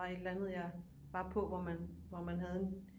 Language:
Danish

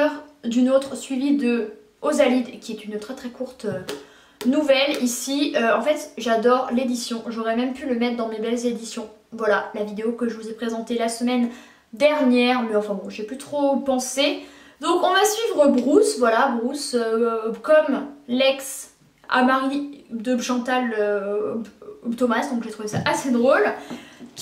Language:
French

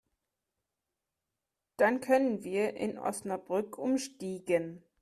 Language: German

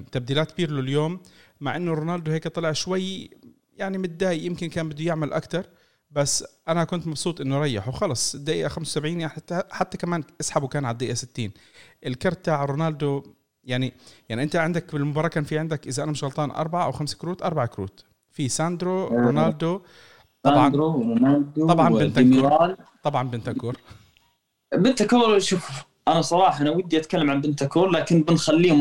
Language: Arabic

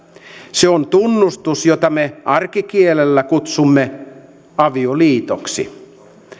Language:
Finnish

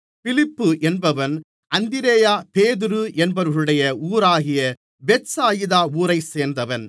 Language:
Tamil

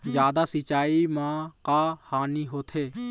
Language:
Chhattisgarhi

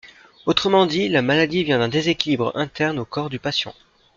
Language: French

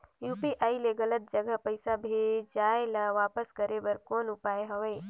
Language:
Chhattisgarhi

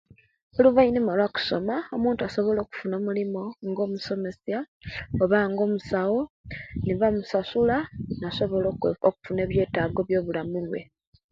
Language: Kenyi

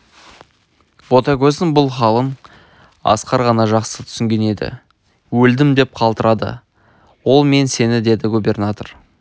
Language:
Kazakh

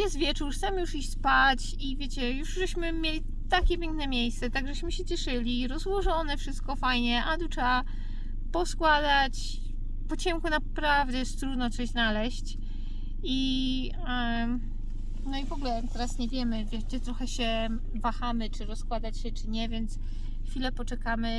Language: Polish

